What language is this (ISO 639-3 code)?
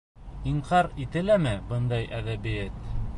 bak